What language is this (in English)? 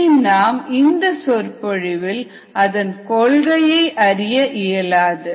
Tamil